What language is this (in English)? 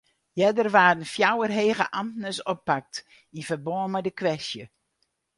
Western Frisian